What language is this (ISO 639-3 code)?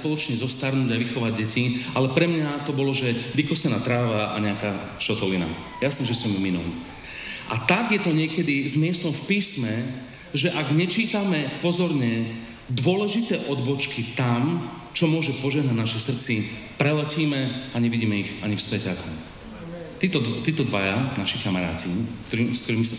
slk